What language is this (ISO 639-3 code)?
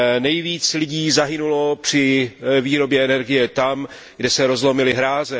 ces